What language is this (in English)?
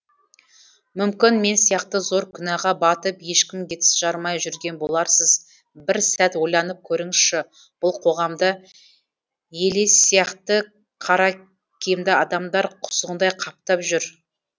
Kazakh